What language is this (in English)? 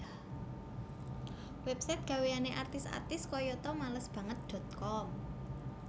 Javanese